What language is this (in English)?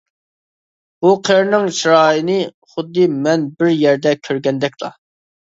Uyghur